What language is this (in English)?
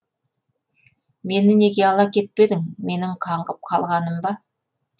Kazakh